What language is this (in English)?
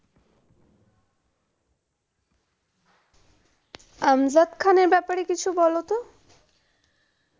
Bangla